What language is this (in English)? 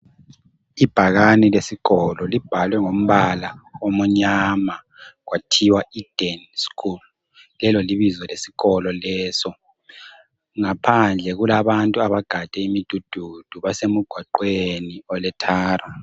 North Ndebele